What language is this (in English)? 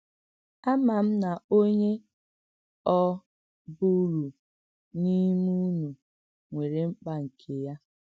Igbo